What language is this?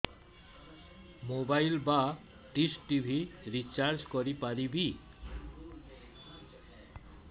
Odia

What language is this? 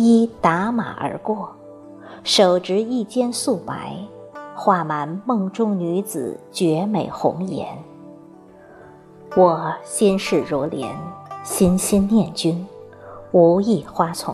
Chinese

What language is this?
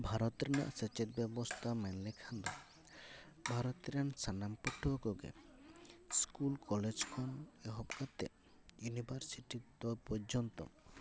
Santali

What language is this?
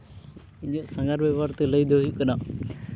Santali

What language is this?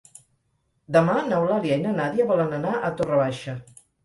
Catalan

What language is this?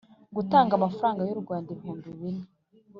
Kinyarwanda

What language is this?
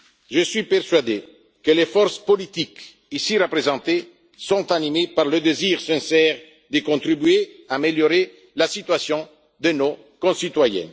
French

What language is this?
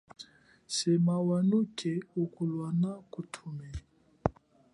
Chokwe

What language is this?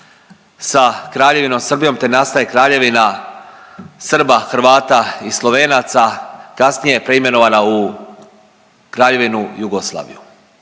Croatian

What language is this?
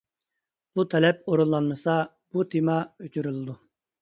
Uyghur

